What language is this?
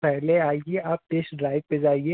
Hindi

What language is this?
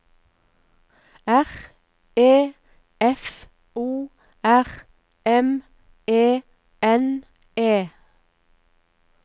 Norwegian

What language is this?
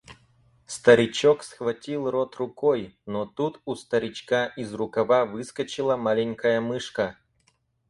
Russian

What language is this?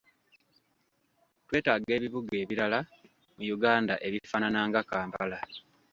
Ganda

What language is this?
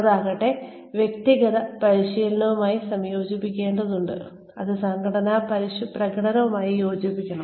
Malayalam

